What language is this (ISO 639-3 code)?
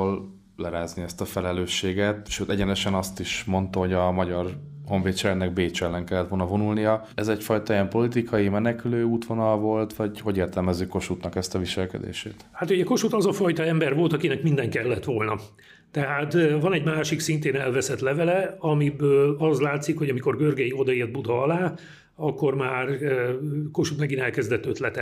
hun